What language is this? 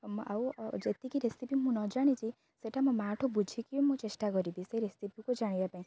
Odia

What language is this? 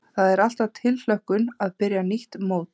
Icelandic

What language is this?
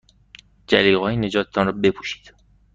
Persian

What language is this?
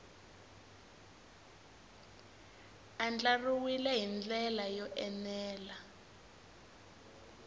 Tsonga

